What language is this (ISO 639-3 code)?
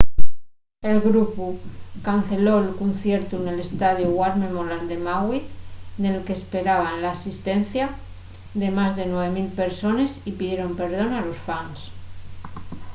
ast